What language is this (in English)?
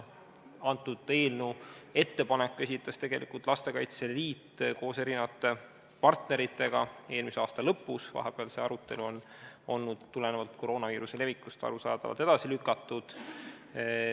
Estonian